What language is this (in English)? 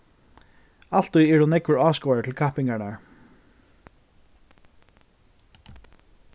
Faroese